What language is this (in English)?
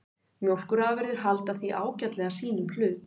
Icelandic